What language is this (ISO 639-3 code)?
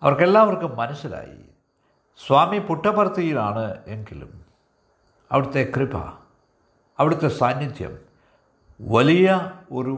mal